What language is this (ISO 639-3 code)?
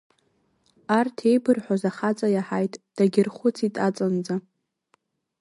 abk